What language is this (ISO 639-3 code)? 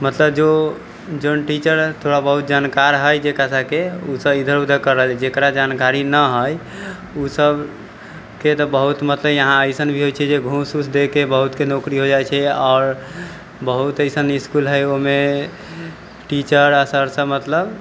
mai